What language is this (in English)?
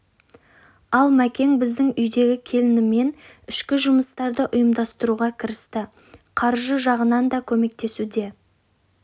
Kazakh